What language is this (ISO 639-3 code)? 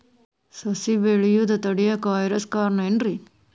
kan